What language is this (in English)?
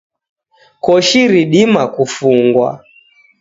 Taita